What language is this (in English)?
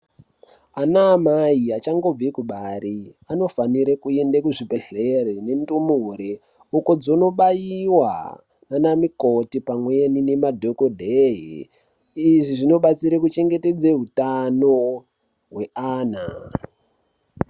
Ndau